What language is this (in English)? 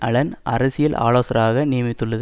Tamil